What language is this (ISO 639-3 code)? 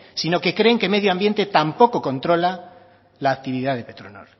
spa